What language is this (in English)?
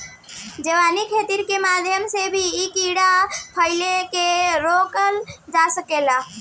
Bhojpuri